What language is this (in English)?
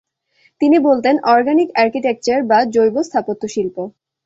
Bangla